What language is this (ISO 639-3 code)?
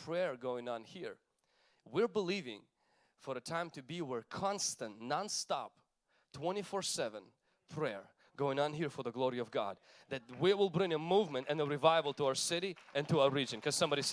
eng